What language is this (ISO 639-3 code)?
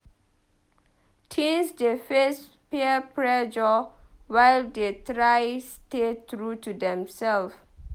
pcm